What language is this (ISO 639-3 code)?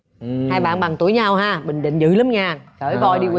vie